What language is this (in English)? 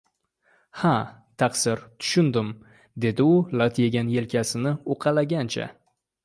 Uzbek